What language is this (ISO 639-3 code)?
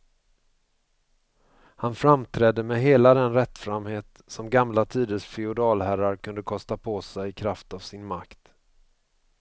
swe